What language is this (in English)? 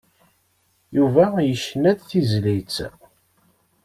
Kabyle